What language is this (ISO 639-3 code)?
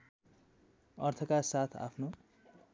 nep